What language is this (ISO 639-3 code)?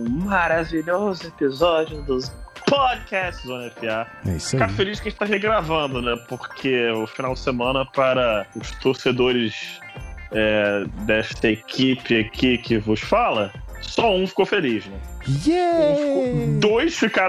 por